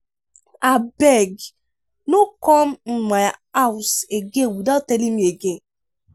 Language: Nigerian Pidgin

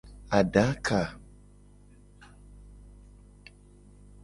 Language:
Gen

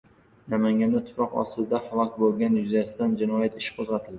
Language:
Uzbek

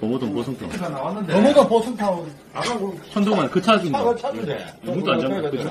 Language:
Korean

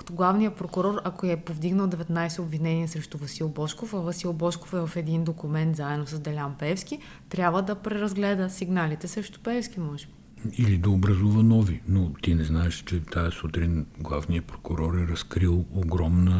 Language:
Bulgarian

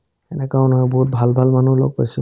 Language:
Assamese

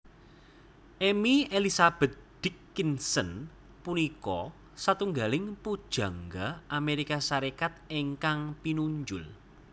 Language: Javanese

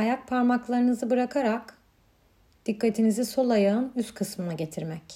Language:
Turkish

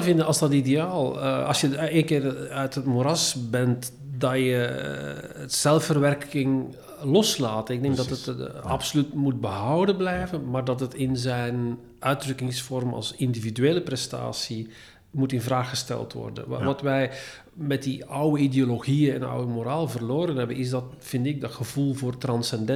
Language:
Dutch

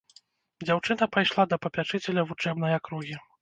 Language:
Belarusian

